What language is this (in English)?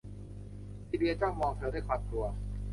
Thai